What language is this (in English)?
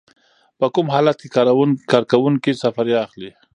Pashto